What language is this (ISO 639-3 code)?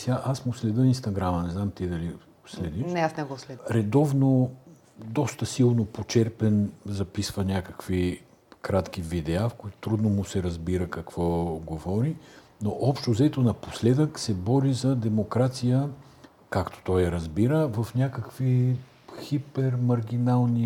bul